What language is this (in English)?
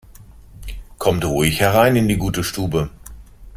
German